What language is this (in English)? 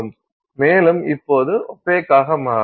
Tamil